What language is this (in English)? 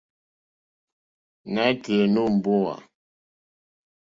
Mokpwe